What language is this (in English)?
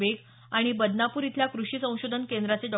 Marathi